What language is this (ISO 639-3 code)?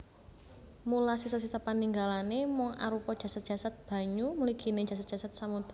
jav